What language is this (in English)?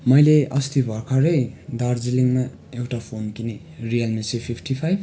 Nepali